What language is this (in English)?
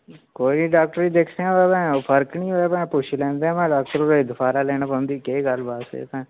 Dogri